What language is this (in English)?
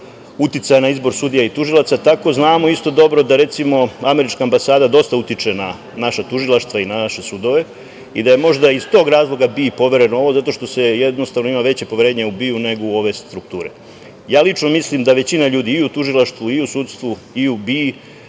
Serbian